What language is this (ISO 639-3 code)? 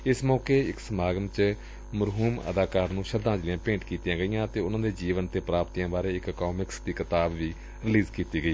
pan